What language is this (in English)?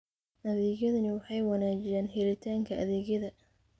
Somali